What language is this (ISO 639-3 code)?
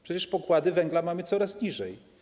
pol